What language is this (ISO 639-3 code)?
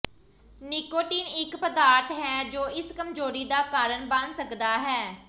pan